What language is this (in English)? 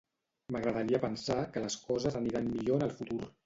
Catalan